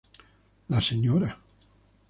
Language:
Spanish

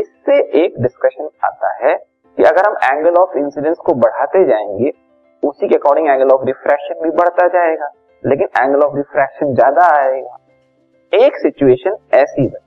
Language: Hindi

